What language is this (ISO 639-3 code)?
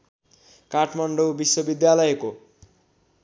nep